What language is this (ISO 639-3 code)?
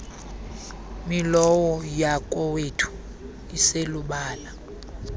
xho